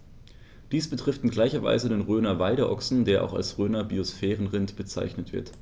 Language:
German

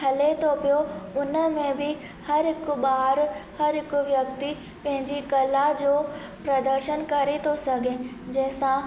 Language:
Sindhi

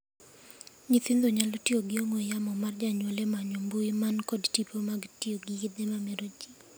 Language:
Luo (Kenya and Tanzania)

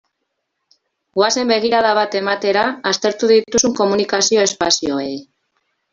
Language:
Basque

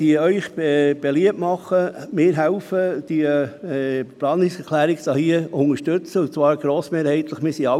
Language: Swiss German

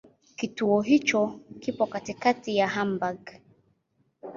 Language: Swahili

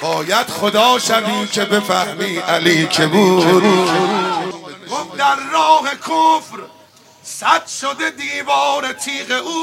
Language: Persian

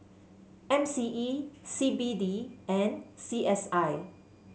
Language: English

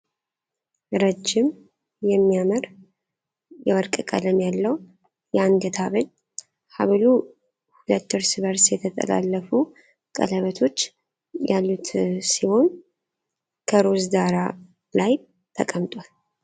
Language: Amharic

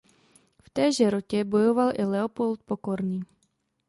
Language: Czech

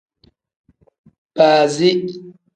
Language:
Tem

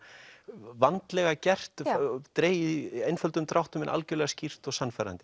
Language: Icelandic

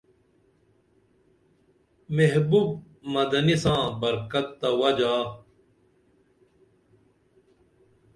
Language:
Dameli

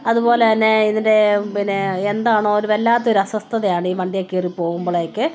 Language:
Malayalam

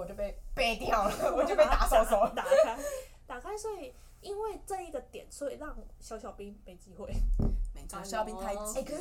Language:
Chinese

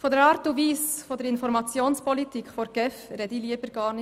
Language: Swiss German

